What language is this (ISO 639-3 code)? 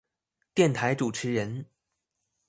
zho